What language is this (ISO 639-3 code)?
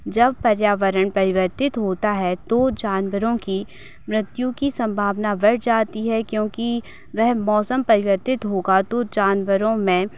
hin